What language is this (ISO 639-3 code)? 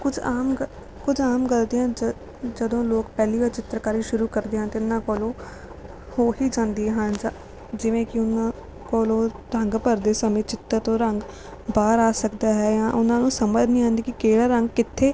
pan